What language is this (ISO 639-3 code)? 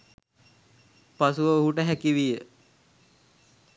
sin